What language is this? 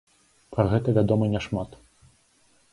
Belarusian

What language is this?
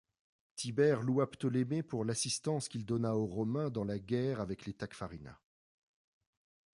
French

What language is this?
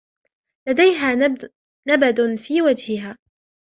Arabic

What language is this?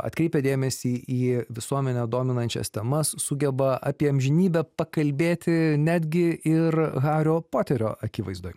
Lithuanian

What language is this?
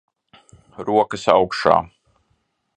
Latvian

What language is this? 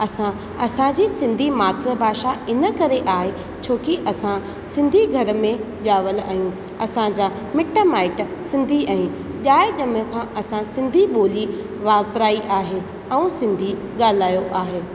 Sindhi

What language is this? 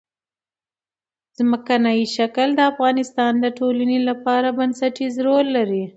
Pashto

